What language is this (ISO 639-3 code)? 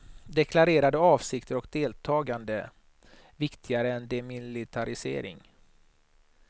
swe